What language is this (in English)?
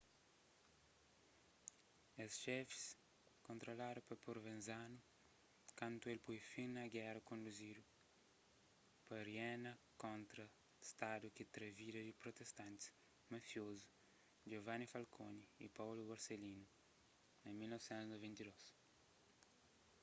Kabuverdianu